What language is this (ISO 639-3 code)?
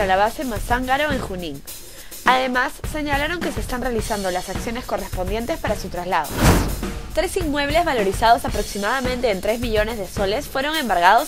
spa